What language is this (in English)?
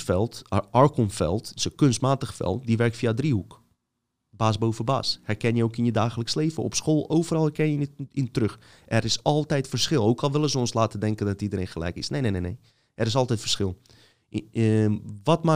Dutch